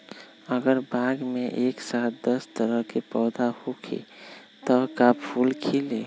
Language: Magahi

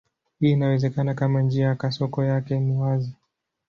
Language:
Swahili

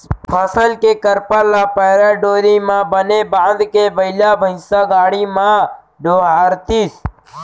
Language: Chhattisgarhi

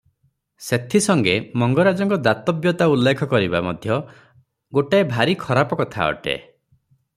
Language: Odia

